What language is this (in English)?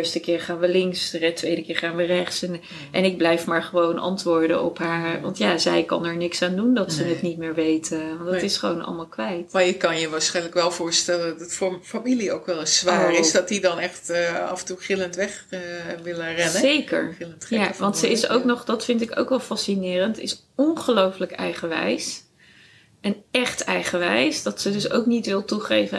Dutch